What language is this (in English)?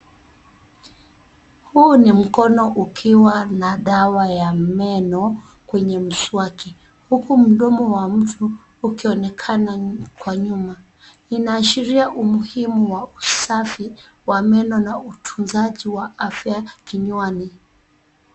Swahili